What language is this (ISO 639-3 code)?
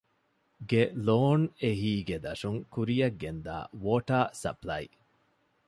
div